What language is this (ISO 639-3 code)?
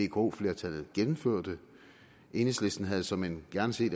dan